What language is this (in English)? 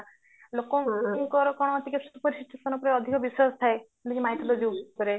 Odia